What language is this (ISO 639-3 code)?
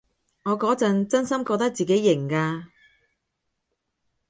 yue